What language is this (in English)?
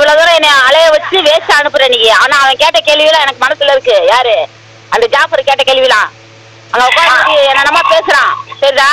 Portuguese